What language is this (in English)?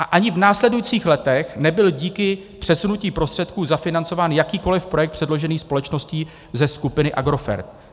Czech